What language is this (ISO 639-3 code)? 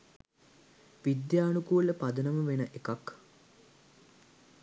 sin